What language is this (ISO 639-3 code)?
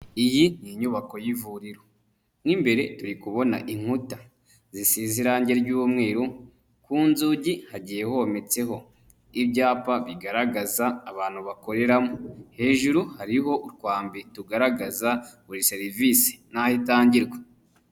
kin